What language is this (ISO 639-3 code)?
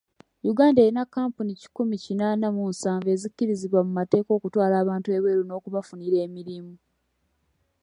lug